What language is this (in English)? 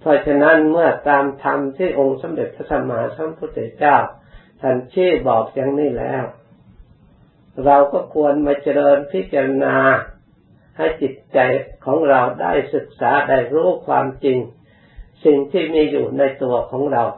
Thai